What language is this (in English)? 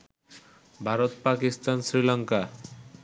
Bangla